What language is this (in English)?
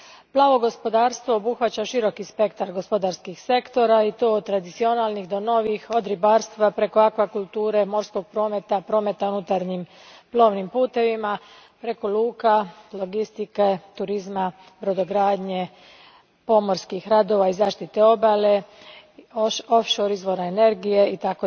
Croatian